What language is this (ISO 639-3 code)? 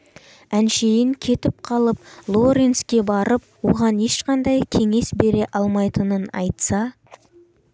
kaz